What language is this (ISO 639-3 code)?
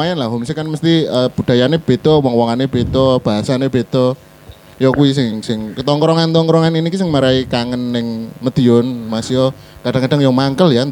ind